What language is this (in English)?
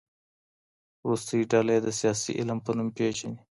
Pashto